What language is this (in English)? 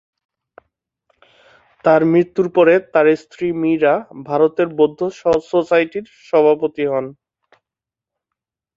Bangla